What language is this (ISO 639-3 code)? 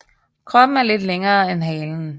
dan